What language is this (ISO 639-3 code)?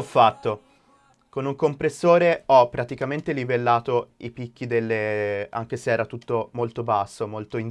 ita